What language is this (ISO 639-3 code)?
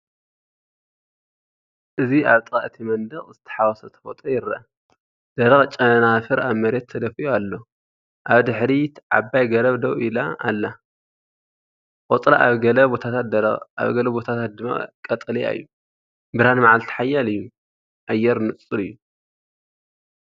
tir